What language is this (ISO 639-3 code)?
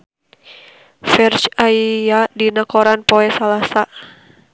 sun